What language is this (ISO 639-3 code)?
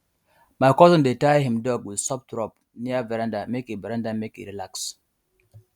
pcm